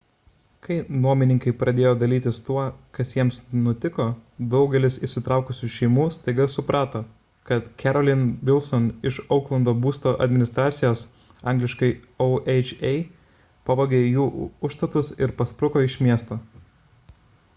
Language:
Lithuanian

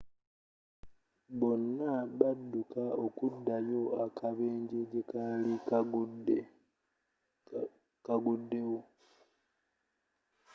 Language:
Ganda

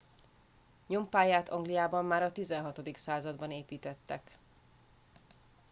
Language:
Hungarian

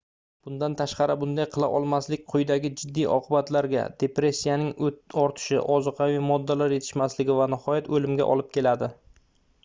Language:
Uzbek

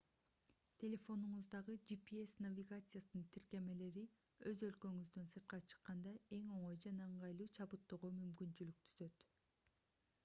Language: Kyrgyz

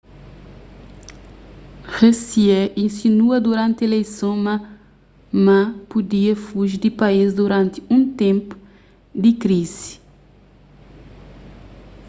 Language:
Kabuverdianu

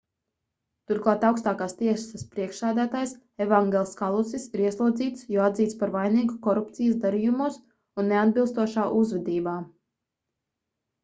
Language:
Latvian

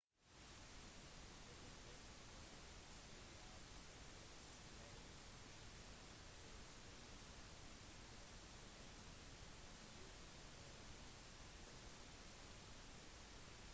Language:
Norwegian Bokmål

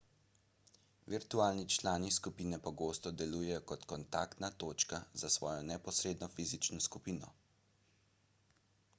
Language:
Slovenian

